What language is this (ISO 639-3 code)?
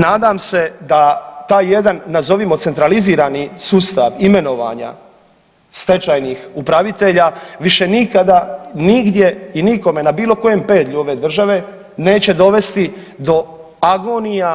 hrv